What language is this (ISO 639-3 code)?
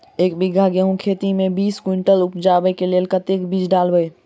mai